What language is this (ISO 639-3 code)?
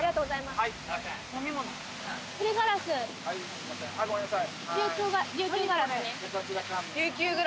jpn